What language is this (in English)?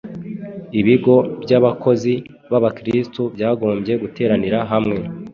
Kinyarwanda